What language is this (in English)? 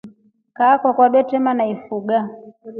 Rombo